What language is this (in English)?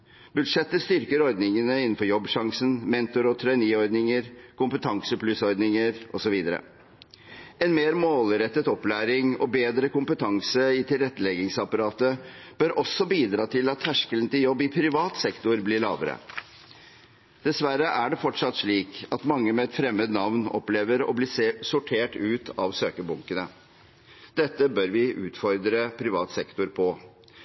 Norwegian Bokmål